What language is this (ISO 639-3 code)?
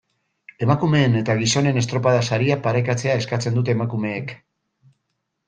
eus